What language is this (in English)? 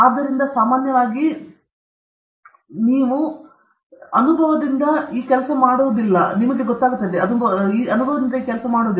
Kannada